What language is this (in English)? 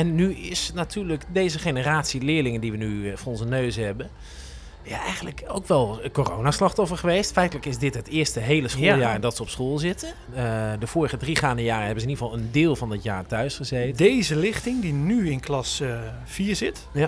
Dutch